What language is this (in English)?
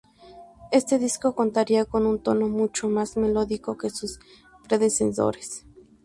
Spanish